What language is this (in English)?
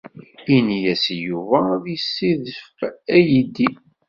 Kabyle